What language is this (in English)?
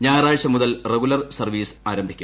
Malayalam